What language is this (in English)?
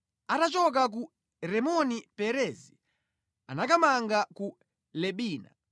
Nyanja